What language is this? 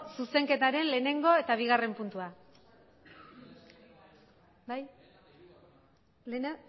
Basque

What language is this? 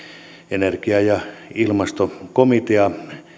Finnish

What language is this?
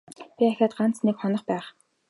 Mongolian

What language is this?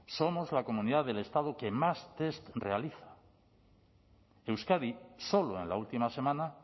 Spanish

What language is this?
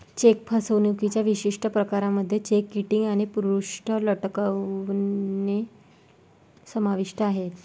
Marathi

